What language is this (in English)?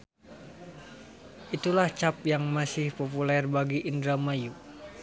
Sundanese